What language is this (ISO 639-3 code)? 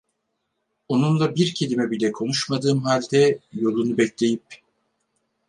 tur